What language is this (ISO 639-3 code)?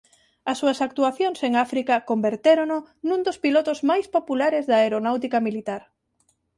glg